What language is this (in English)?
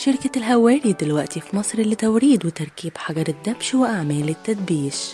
Arabic